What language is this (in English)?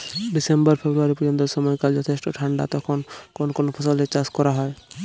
Bangla